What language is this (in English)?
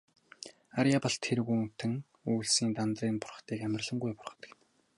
Mongolian